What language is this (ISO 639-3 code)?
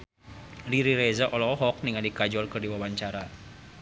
sun